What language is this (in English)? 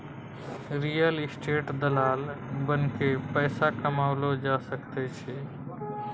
Maithili